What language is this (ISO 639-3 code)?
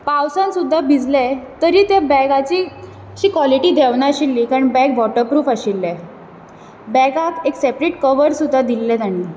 kok